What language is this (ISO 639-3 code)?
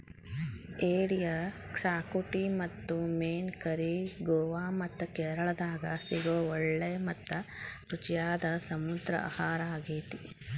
kan